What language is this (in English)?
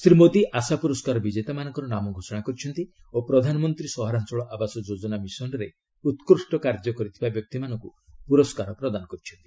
Odia